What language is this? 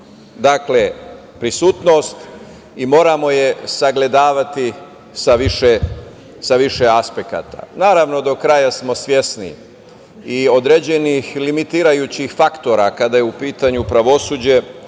Serbian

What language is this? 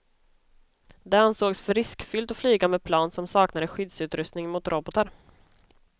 Swedish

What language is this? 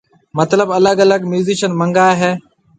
Marwari (Pakistan)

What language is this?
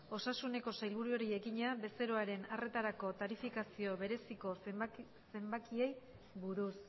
Basque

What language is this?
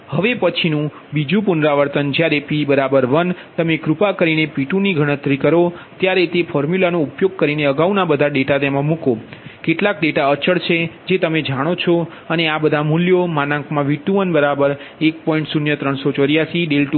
Gujarati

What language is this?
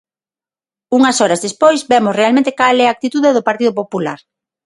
Galician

